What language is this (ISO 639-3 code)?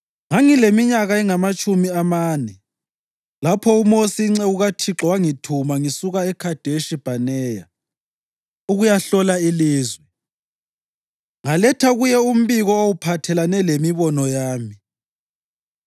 nde